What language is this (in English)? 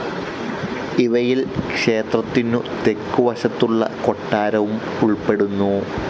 Malayalam